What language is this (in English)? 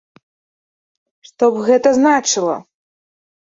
Belarusian